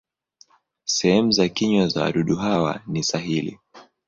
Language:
Swahili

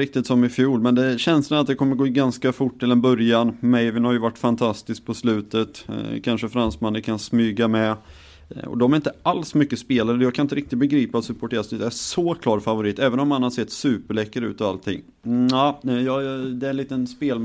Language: Swedish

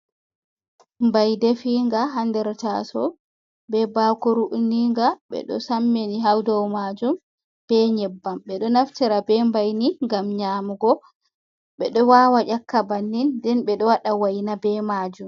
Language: Fula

